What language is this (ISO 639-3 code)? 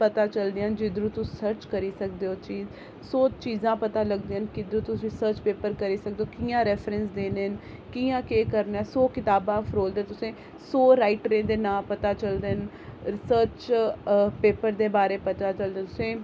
doi